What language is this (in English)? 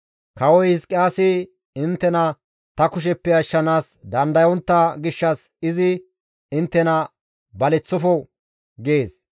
Gamo